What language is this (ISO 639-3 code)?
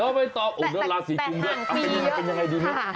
tha